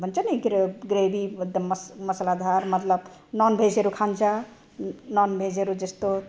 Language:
Nepali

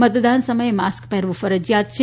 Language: Gujarati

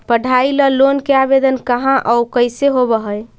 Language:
Magahi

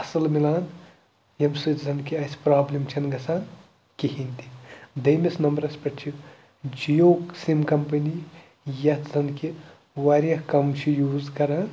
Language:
Kashmiri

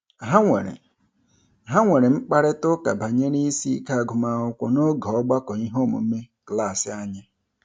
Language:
Igbo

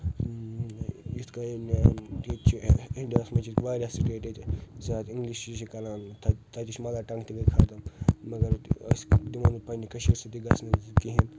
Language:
Kashmiri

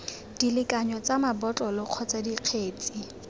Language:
Tswana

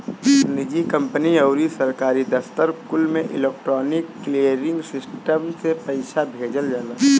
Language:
Bhojpuri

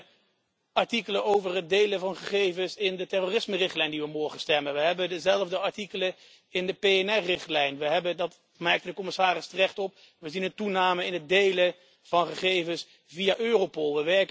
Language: Dutch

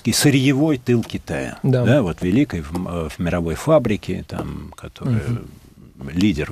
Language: Russian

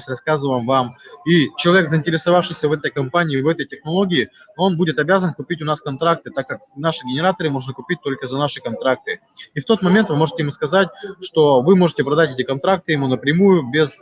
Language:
Russian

